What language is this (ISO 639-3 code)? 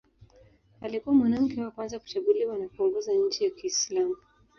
swa